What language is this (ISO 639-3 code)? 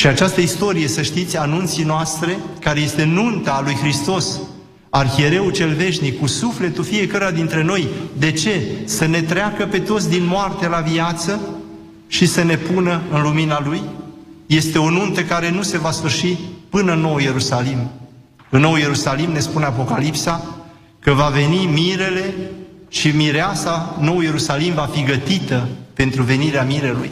ron